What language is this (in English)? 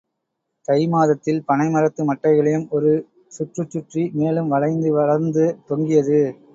Tamil